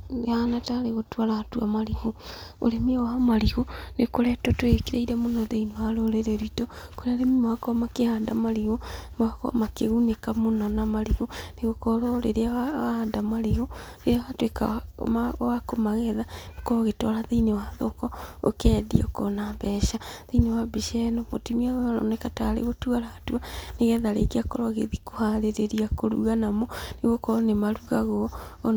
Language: Kikuyu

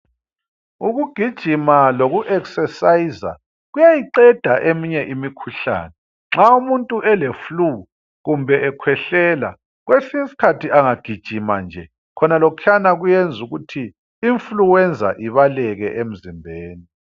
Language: North Ndebele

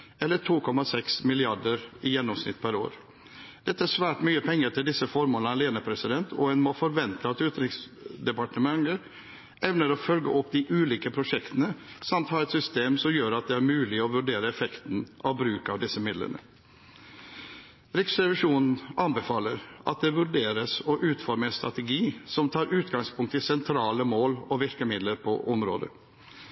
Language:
Norwegian Bokmål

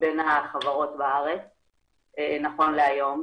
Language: Hebrew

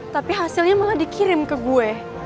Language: Indonesian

